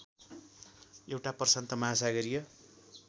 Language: Nepali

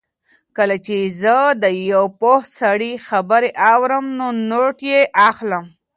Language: Pashto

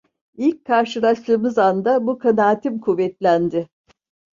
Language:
Turkish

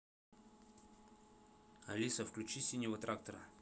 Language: Russian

